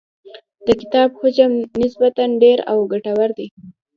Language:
Pashto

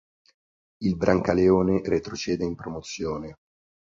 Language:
Italian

